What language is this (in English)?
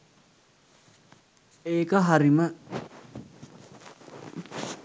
Sinhala